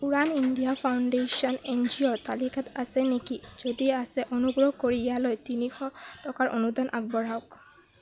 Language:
Assamese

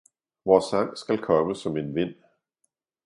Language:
Danish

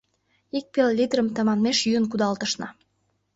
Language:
Mari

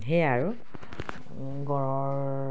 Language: Assamese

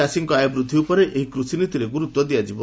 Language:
Odia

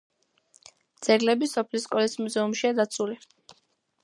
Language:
Georgian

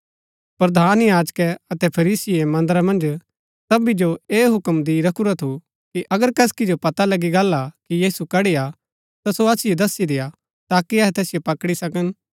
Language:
Gaddi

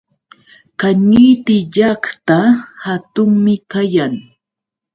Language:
Yauyos Quechua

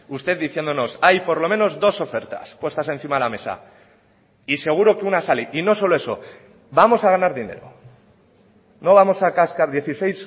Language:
Spanish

